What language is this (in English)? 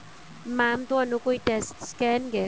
Punjabi